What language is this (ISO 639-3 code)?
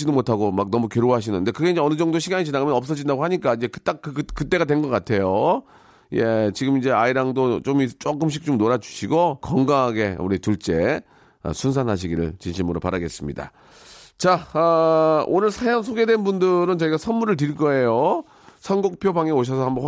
kor